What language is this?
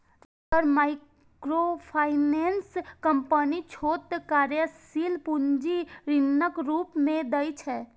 Maithili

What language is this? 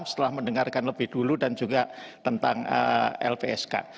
Indonesian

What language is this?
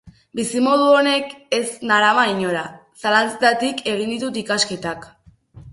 Basque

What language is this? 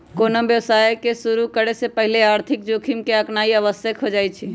Magahi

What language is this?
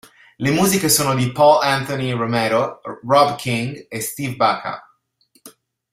Italian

